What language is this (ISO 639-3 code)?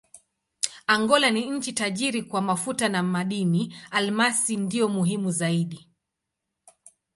swa